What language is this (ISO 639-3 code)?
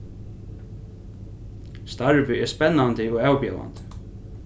fao